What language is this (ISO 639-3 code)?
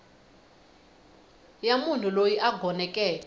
tso